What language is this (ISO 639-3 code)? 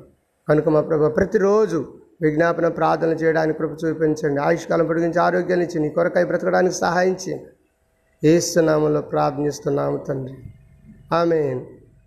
tel